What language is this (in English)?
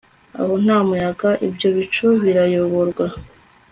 Kinyarwanda